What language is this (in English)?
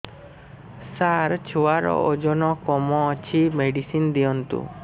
Odia